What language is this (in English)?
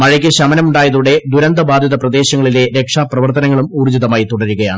Malayalam